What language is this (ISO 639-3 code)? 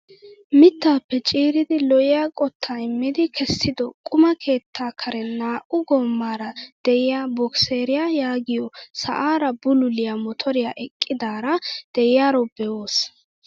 wal